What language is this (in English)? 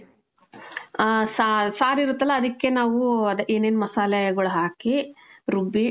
Kannada